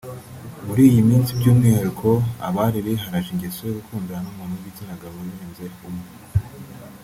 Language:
Kinyarwanda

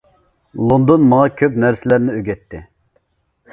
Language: Uyghur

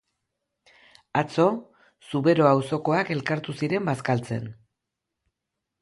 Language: Basque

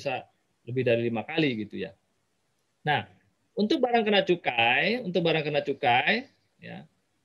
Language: Indonesian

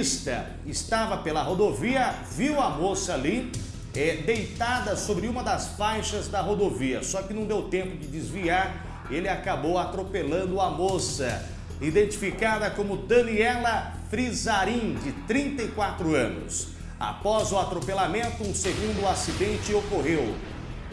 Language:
Portuguese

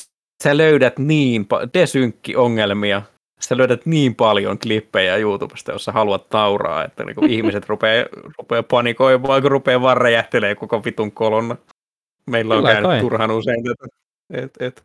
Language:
Finnish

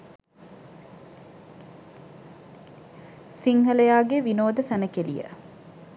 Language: Sinhala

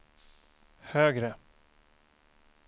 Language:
Swedish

